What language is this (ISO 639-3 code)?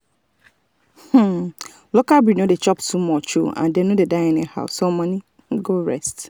pcm